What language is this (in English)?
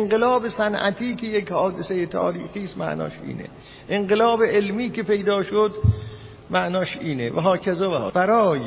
Persian